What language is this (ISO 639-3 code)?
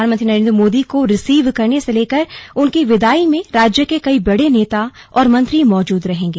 hin